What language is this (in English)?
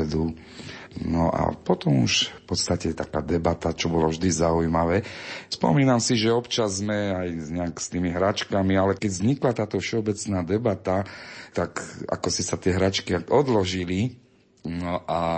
Slovak